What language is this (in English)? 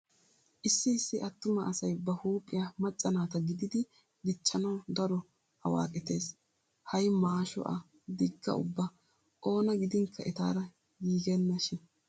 Wolaytta